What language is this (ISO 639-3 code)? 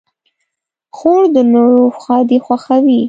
pus